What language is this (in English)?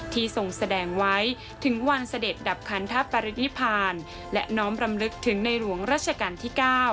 Thai